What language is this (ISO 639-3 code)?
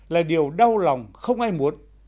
vie